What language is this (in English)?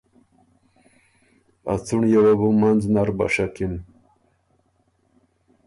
Ormuri